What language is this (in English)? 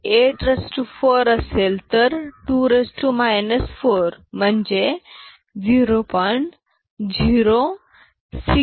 Marathi